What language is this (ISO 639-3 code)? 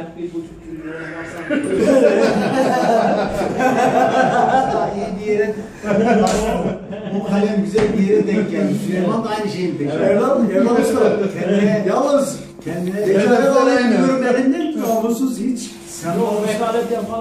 tur